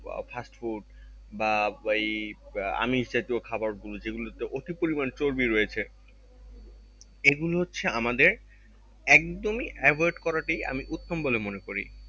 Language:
Bangla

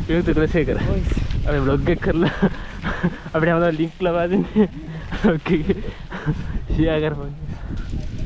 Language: Indonesian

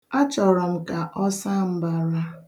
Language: Igbo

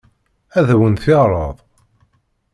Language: Kabyle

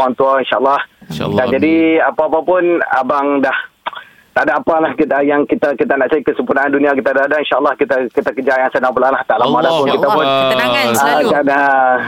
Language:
Malay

